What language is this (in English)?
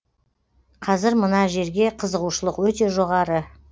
Kazakh